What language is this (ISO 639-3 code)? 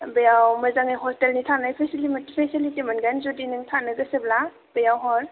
brx